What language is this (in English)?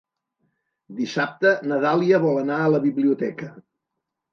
Catalan